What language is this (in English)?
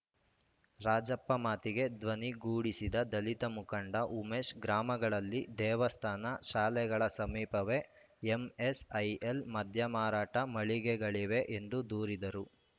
Kannada